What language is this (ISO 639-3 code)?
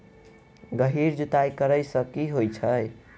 mai